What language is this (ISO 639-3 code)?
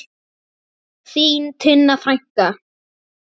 isl